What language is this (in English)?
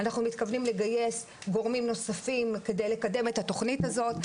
Hebrew